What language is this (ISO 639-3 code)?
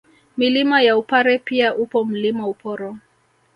swa